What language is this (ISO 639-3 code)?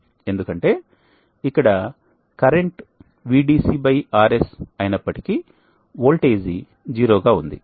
tel